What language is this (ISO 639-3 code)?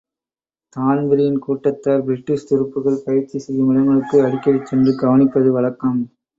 tam